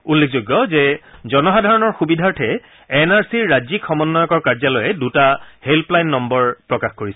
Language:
Assamese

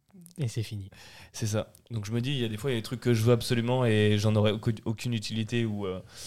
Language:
French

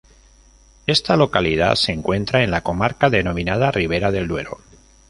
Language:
Spanish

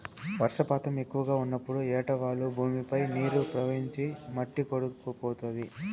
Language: Telugu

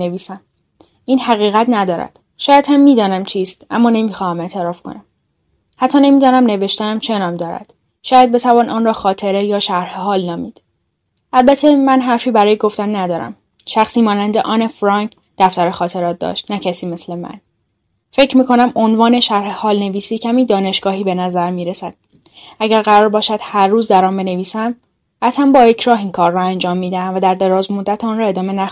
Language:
Persian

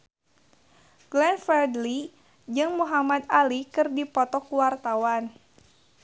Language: Sundanese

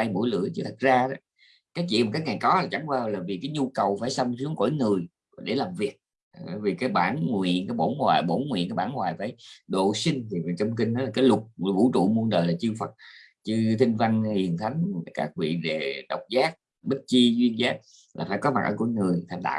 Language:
Vietnamese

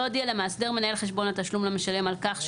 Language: Hebrew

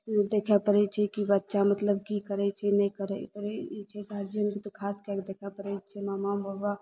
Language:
Maithili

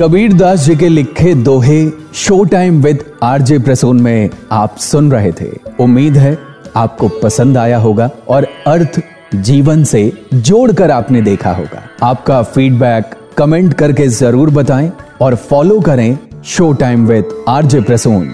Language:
Hindi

